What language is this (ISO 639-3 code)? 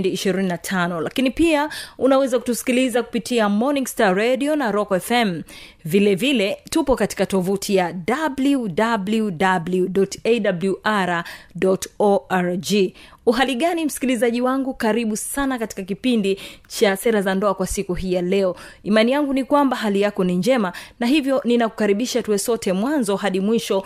swa